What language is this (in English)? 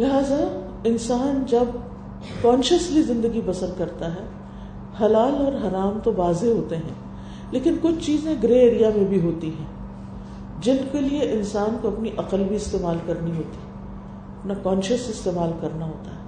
Urdu